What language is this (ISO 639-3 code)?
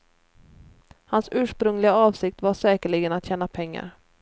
swe